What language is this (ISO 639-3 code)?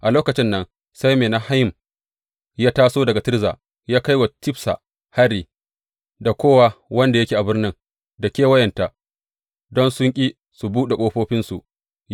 hau